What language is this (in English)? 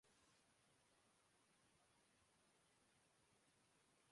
Urdu